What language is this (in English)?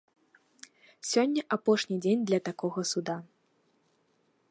Belarusian